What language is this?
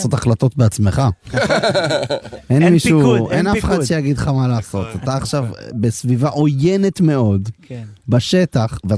Hebrew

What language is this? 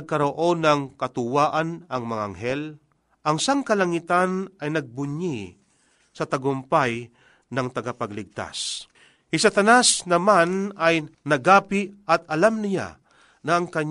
Filipino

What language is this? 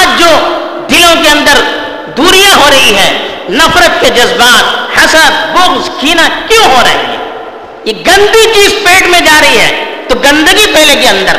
Urdu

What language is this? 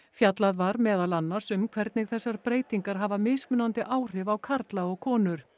Icelandic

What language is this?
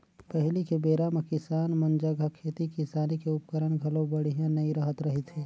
Chhattisgarhi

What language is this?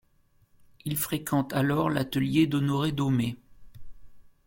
French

